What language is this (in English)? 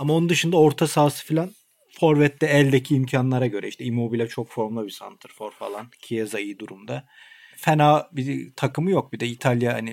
Turkish